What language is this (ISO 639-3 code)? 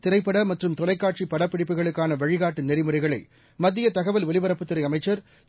tam